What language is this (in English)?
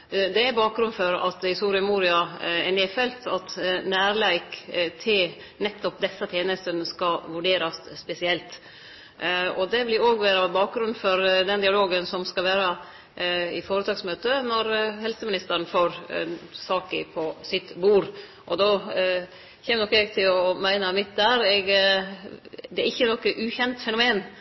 Norwegian Nynorsk